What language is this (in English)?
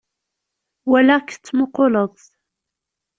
Kabyle